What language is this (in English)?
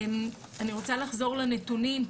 Hebrew